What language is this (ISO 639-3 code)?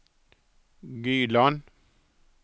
nor